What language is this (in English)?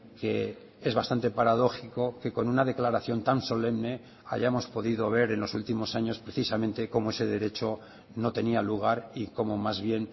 Spanish